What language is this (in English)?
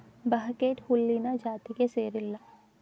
Kannada